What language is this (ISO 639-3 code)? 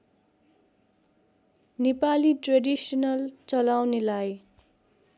nep